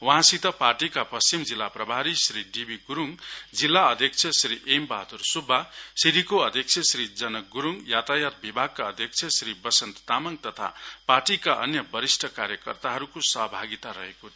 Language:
Nepali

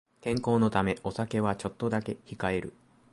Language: Japanese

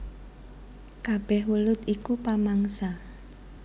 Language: Javanese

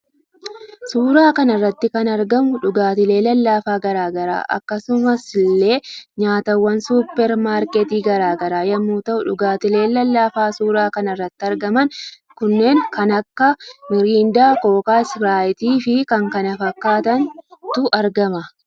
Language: Oromo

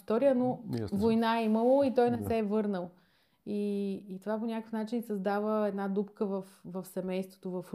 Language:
Bulgarian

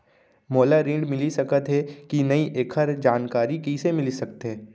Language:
Chhattisgarhi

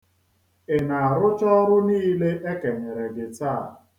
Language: Igbo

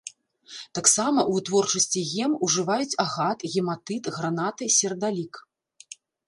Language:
Belarusian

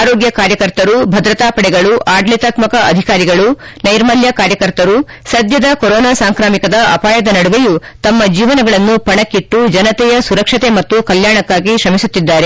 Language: Kannada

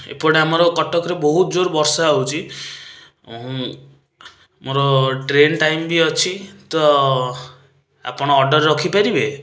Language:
Odia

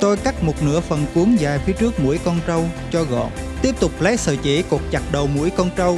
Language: Vietnamese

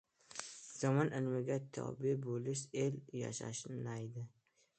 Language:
Uzbek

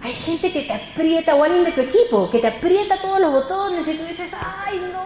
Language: Spanish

